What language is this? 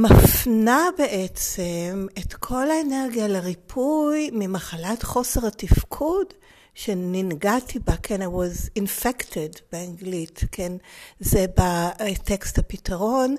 Hebrew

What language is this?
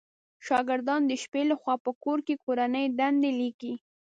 Pashto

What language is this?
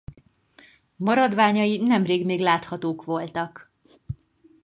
Hungarian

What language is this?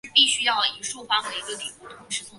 Chinese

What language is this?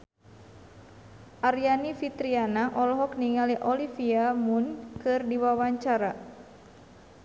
Sundanese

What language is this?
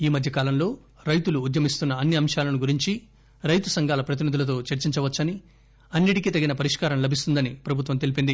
Telugu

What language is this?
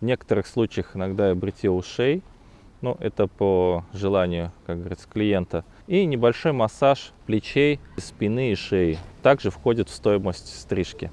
Russian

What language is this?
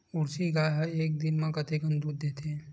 Chhattisgarhi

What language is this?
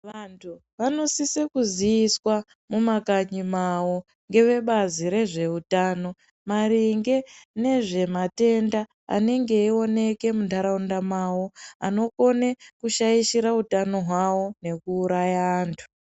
Ndau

